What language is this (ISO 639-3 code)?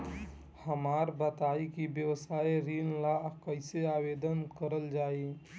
bho